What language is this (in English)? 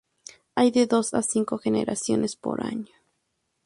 Spanish